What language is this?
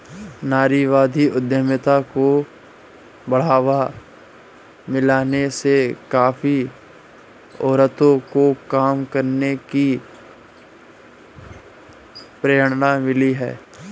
Hindi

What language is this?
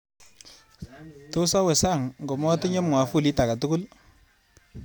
Kalenjin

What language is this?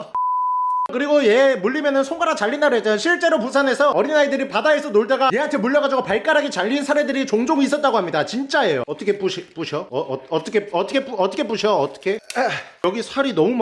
Korean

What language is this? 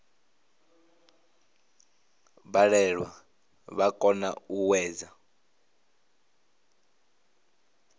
Venda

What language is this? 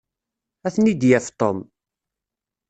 Kabyle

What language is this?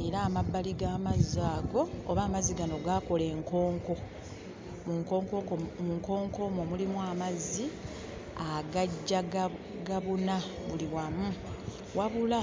Ganda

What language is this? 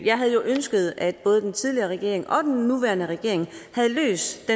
Danish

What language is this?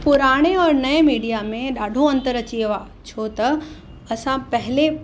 Sindhi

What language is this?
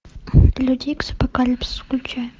Russian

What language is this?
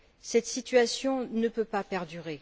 French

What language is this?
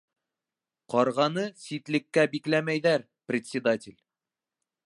Bashkir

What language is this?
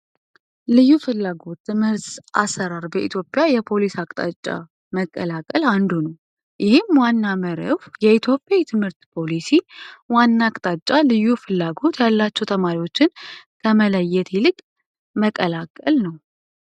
Amharic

